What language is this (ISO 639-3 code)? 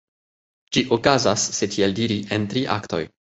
epo